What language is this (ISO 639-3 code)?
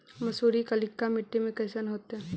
mag